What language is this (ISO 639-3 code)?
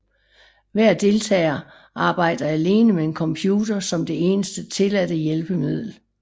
dan